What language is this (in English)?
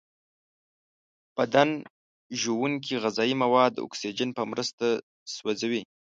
Pashto